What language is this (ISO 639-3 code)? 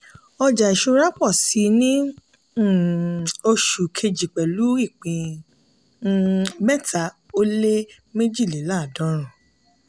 yor